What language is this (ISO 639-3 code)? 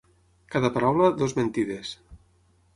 cat